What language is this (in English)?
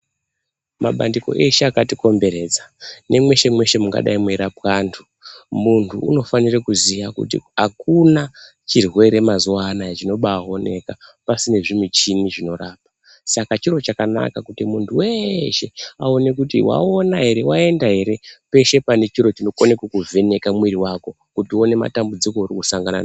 Ndau